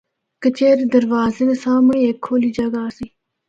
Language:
Northern Hindko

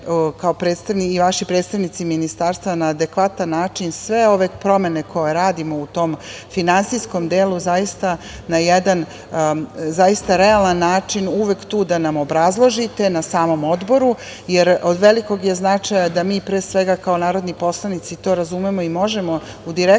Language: Serbian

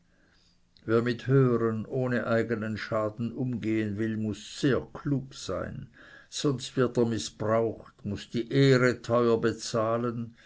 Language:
German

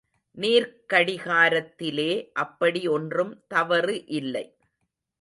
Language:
Tamil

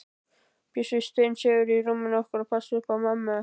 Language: Icelandic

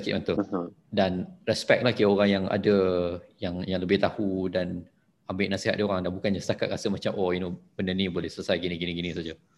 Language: Malay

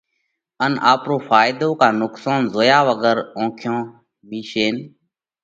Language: Parkari Koli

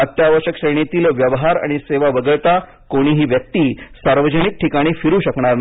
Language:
Marathi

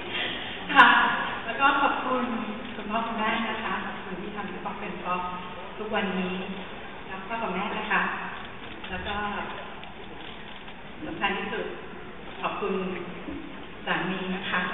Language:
Thai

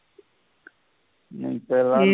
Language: Tamil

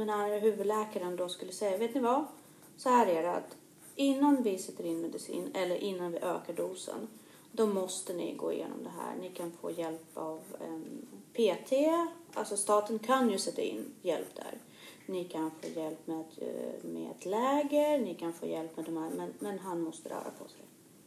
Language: Swedish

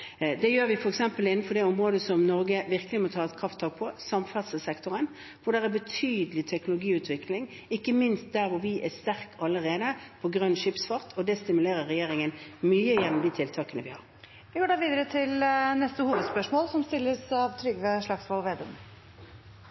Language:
Norwegian Bokmål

